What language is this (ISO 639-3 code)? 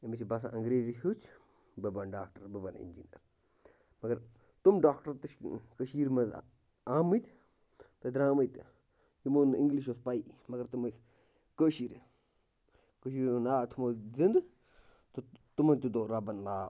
kas